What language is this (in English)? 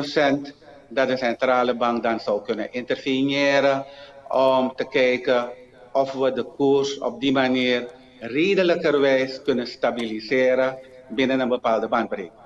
Dutch